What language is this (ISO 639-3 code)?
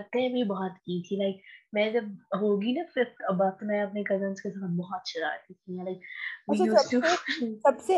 urd